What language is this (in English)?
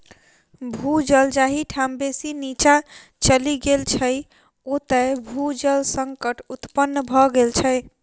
Maithili